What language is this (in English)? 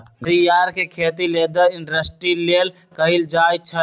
Magahi